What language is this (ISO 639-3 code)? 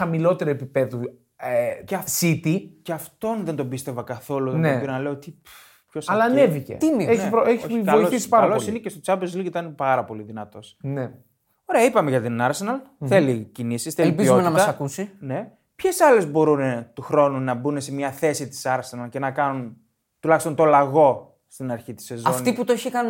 ell